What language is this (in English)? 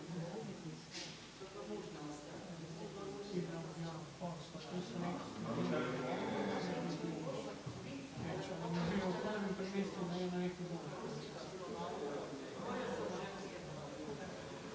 Croatian